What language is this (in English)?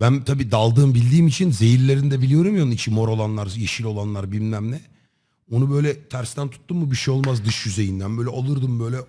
Turkish